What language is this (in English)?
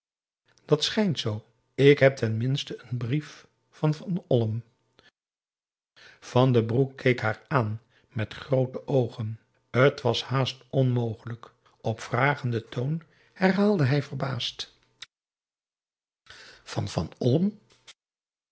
Dutch